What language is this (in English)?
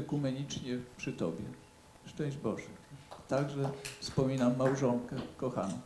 Polish